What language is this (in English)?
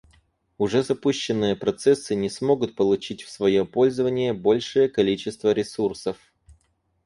Russian